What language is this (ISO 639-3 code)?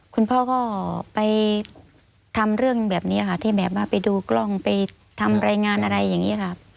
tha